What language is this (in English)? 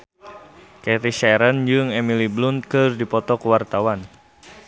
Sundanese